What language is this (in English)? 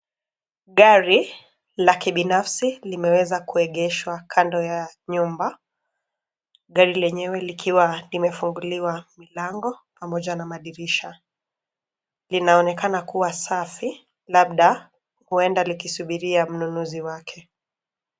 Swahili